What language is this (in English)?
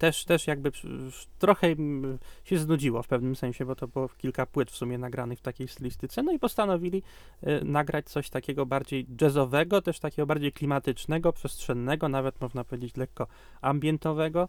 Polish